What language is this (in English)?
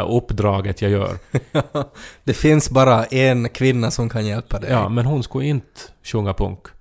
Swedish